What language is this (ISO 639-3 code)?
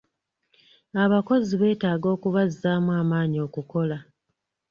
lug